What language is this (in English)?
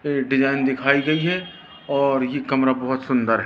Hindi